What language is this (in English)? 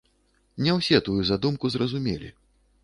Belarusian